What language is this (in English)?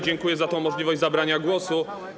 Polish